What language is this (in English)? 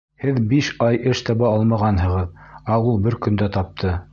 Bashkir